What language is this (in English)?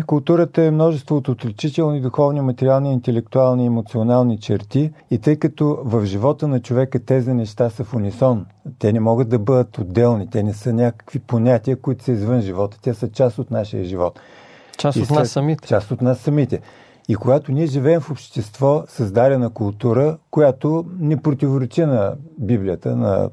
Bulgarian